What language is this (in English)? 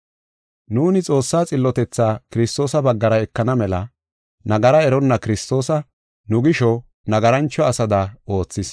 Gofa